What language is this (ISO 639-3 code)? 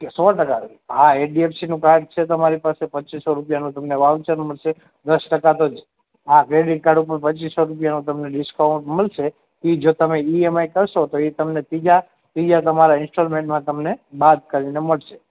guj